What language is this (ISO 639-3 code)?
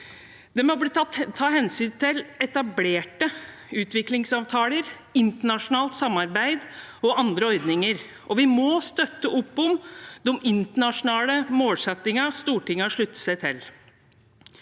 nor